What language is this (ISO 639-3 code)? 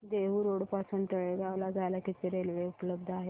mar